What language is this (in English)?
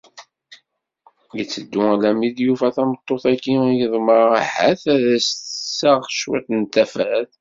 Kabyle